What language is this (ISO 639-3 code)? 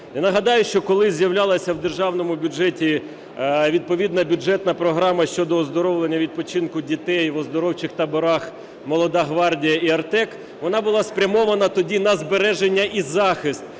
ukr